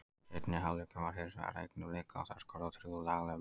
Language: Icelandic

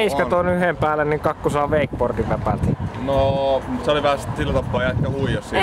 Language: Finnish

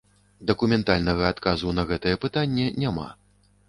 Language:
Belarusian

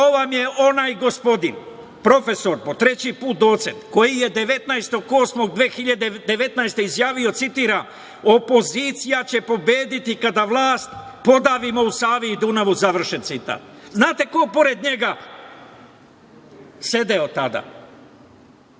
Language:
Serbian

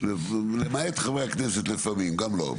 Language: Hebrew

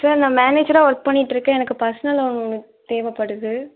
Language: Tamil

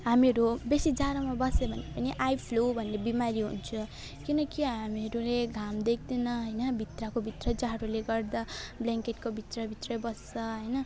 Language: Nepali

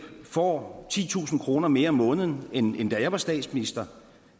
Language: Danish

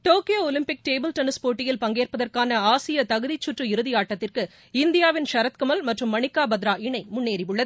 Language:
Tamil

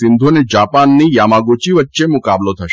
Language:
Gujarati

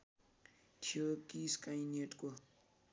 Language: Nepali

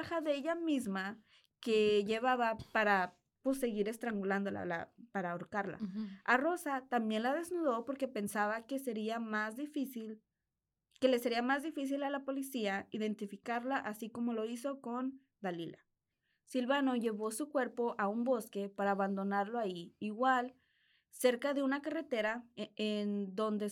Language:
Spanish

